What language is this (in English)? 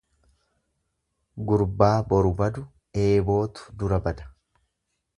Oromo